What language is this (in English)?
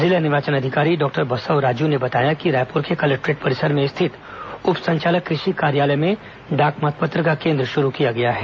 Hindi